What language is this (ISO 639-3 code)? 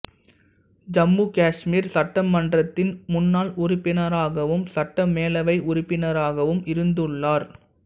tam